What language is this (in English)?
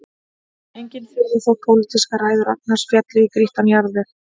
Icelandic